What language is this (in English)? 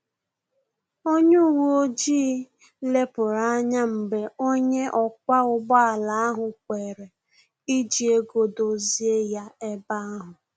Igbo